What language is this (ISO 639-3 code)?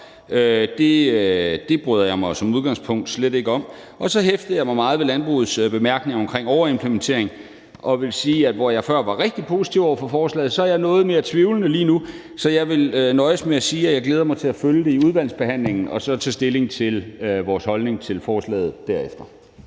dan